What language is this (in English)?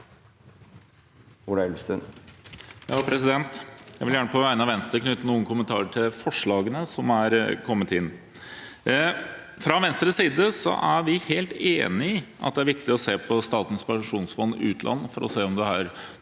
Norwegian